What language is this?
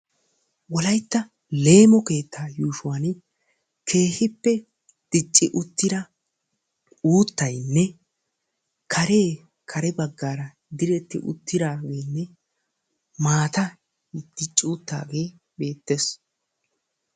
Wolaytta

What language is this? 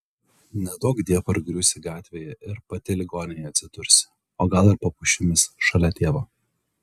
Lithuanian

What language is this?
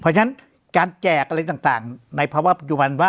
Thai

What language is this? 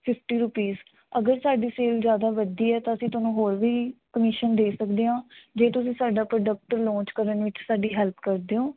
Punjabi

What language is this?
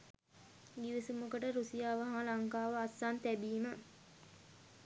Sinhala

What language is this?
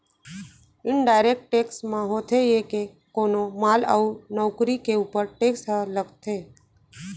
Chhattisgarhi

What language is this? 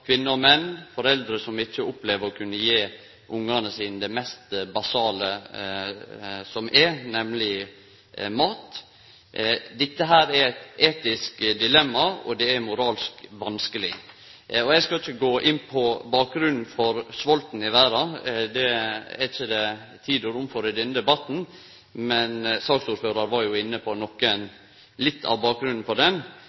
Norwegian Nynorsk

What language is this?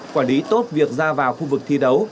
Vietnamese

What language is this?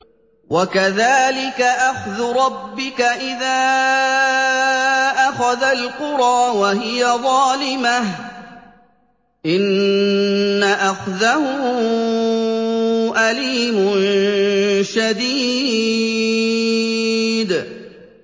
Arabic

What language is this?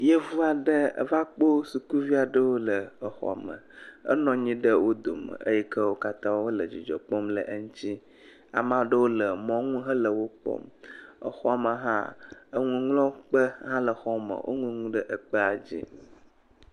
Ewe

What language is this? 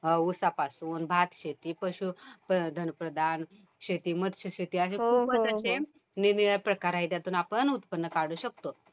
Marathi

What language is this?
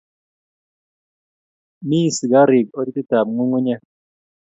Kalenjin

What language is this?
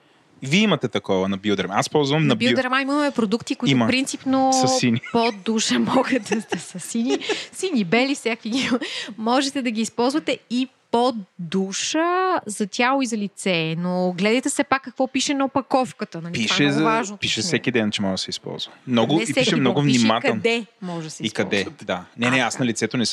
Bulgarian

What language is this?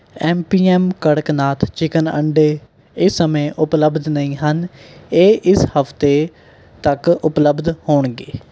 Punjabi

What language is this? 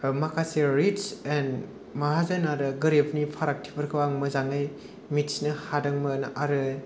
Bodo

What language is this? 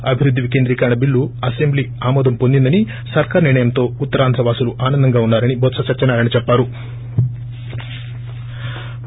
Telugu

